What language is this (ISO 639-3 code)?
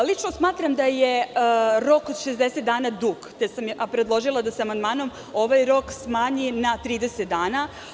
srp